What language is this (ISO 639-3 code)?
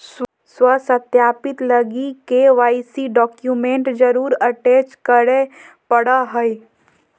mag